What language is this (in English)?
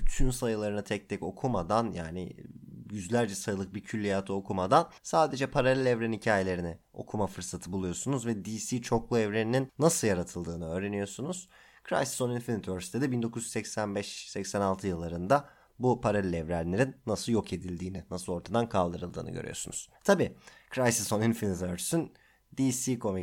Turkish